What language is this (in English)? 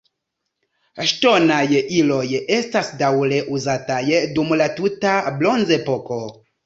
Esperanto